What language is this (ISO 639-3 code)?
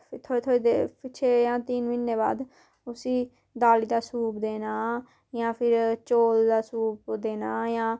doi